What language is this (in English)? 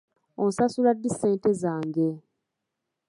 Ganda